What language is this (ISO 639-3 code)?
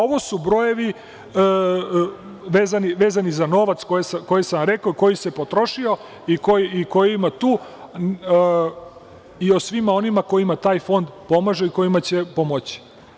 srp